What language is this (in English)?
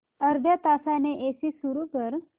Marathi